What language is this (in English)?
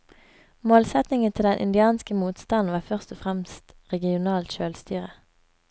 Norwegian